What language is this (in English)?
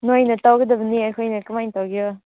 Manipuri